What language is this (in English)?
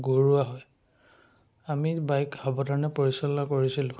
Assamese